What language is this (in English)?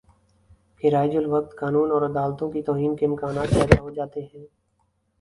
Urdu